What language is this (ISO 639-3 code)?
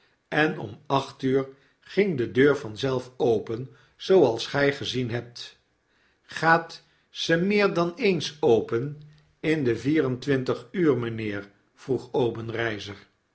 nld